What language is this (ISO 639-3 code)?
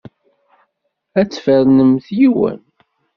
kab